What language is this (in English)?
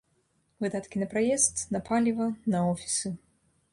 Belarusian